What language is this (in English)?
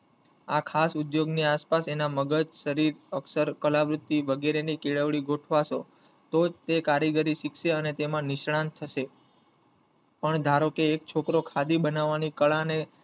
Gujarati